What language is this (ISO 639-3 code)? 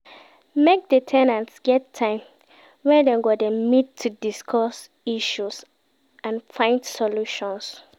pcm